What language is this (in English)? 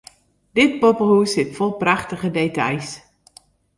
Western Frisian